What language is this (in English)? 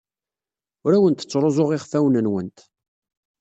Kabyle